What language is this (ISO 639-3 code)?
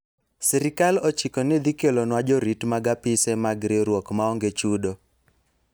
luo